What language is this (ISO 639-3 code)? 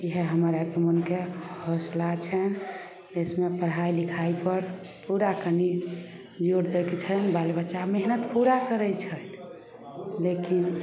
mai